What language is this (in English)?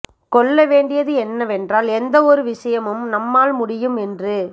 Tamil